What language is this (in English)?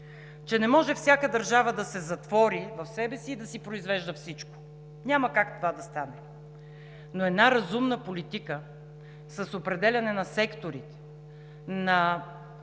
Bulgarian